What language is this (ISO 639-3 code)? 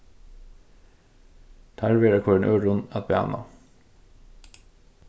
fao